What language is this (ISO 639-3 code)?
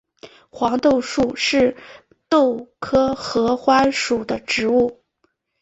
zho